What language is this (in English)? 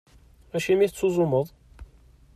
Kabyle